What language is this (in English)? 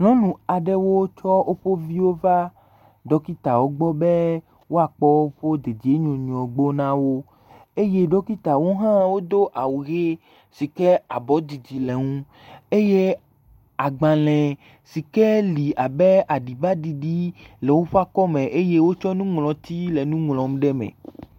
Ewe